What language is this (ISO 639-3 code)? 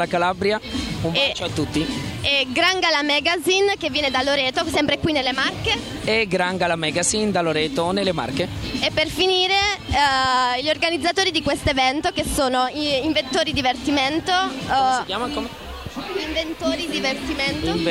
ita